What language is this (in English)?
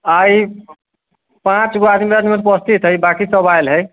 Maithili